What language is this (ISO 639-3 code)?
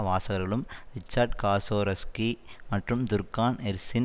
tam